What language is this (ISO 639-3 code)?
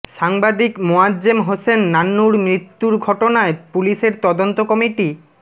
ben